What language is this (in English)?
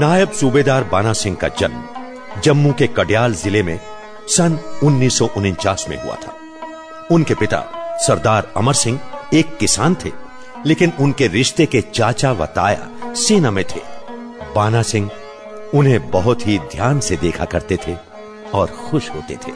Hindi